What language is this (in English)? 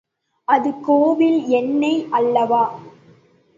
Tamil